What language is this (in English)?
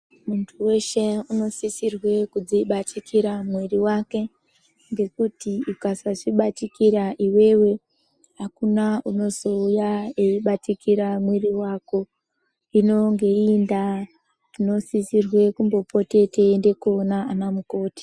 Ndau